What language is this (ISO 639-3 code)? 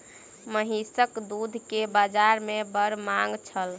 mai